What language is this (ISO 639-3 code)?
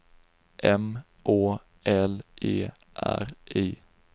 swe